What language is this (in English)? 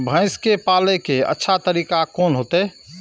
Maithili